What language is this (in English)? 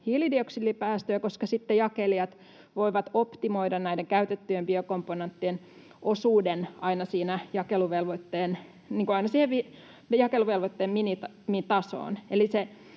Finnish